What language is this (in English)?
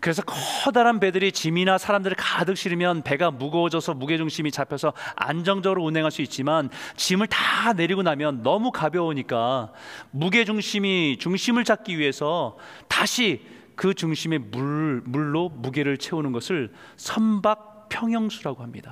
Korean